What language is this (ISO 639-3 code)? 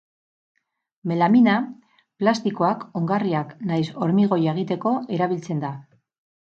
eus